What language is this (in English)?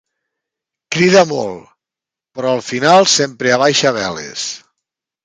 Catalan